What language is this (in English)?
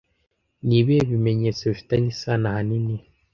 Kinyarwanda